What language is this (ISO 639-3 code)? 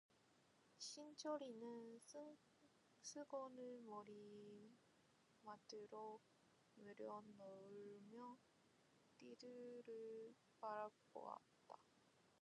kor